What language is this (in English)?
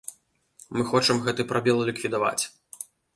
Belarusian